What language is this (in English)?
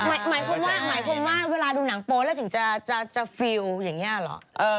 Thai